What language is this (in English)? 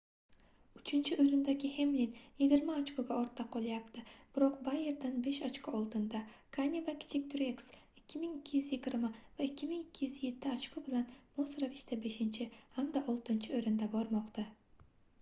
Uzbek